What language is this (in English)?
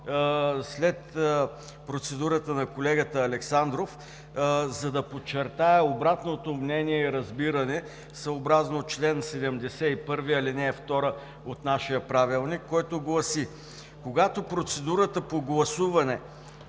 Bulgarian